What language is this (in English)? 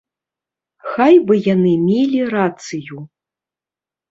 Belarusian